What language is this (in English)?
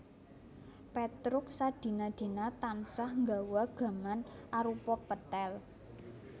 Javanese